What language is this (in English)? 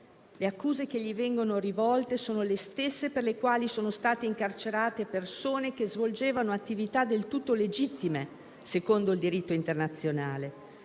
Italian